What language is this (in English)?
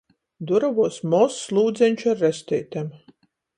Latgalian